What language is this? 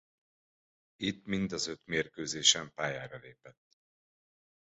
Hungarian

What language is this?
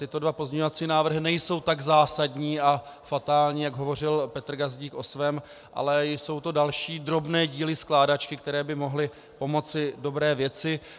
Czech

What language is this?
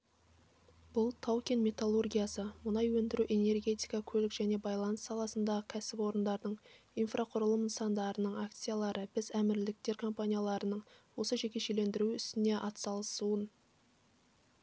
Kazakh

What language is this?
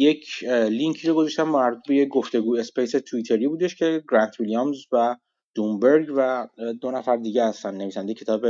Persian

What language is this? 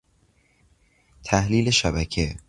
Persian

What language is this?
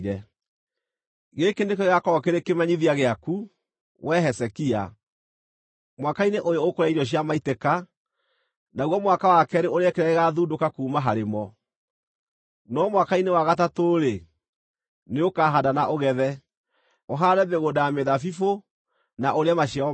Kikuyu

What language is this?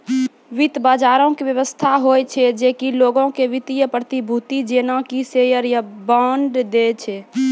Maithili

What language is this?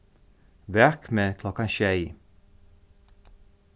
Faroese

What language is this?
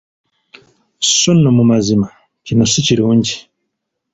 Ganda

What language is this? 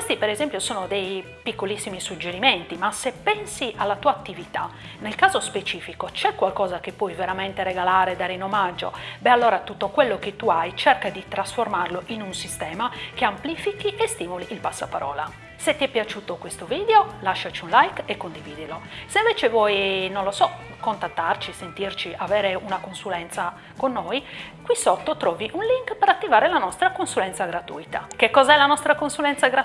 Italian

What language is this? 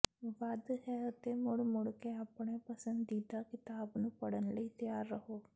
Punjabi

